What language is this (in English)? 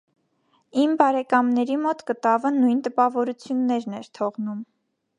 Armenian